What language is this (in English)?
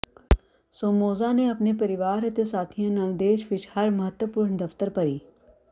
Punjabi